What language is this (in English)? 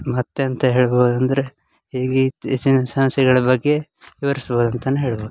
Kannada